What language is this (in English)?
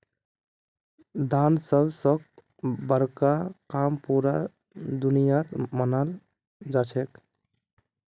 Magahi